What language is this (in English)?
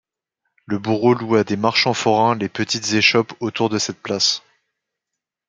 French